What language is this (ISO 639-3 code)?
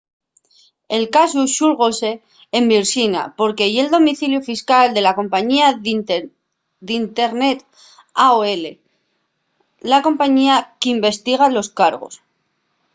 ast